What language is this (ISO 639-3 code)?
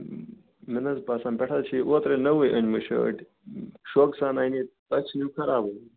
kas